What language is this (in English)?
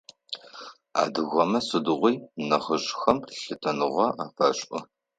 Adyghe